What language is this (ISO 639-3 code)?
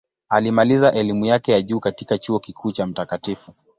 swa